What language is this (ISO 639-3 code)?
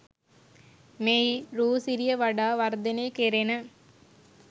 sin